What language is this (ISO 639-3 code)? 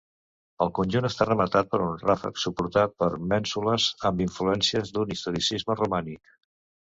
cat